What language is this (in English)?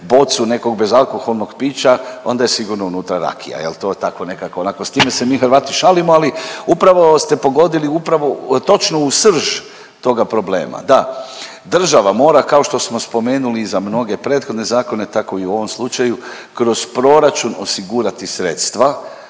Croatian